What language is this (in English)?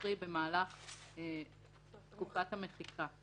Hebrew